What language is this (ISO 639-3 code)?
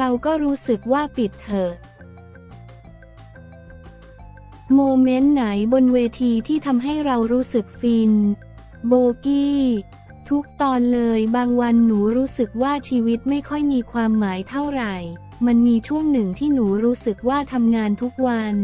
tha